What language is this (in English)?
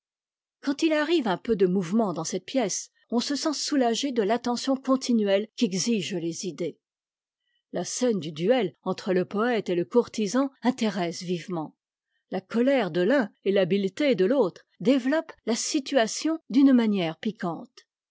French